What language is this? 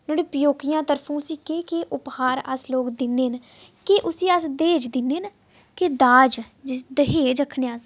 Dogri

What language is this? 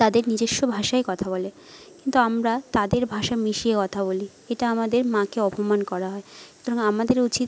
Bangla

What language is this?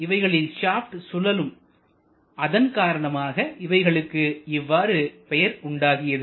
Tamil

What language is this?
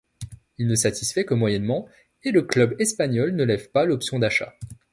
French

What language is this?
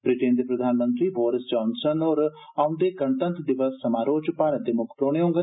Dogri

